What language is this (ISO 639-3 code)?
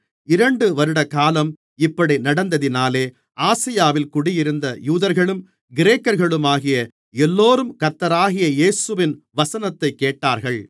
tam